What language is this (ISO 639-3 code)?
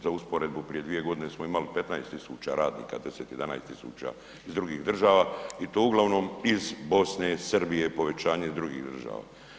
hrv